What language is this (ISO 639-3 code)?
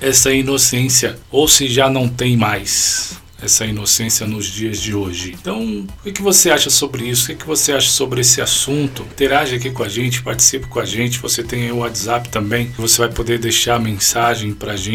por